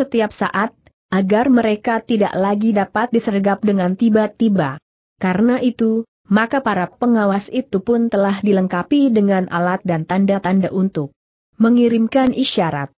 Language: Indonesian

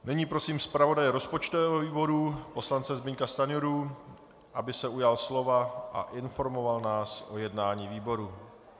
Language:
Czech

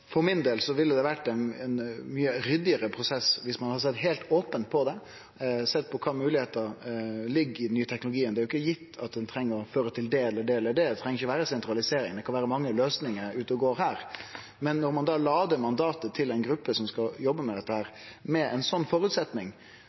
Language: Norwegian Nynorsk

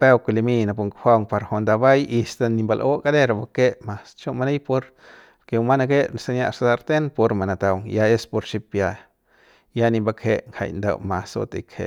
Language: Central Pame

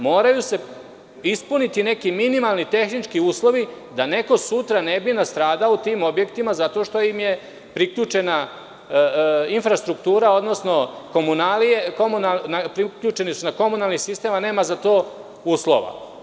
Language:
Serbian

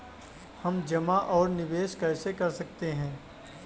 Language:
Hindi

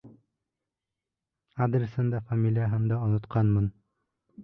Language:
Bashkir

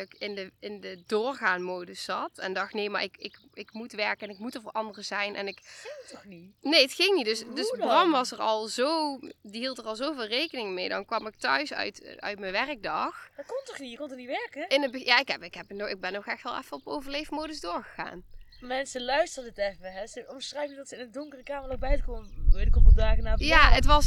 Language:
Dutch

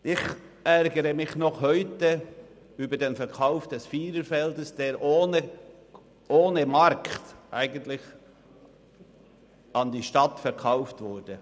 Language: Swiss German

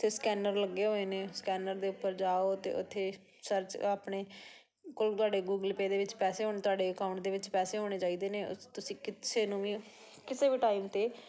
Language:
Punjabi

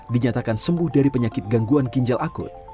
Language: Indonesian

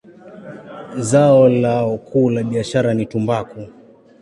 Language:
Swahili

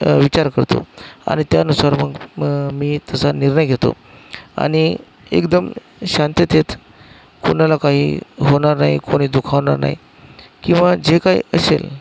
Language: Marathi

